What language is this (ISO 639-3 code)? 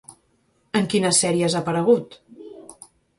cat